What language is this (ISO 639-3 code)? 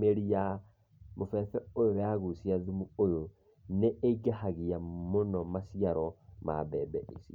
kik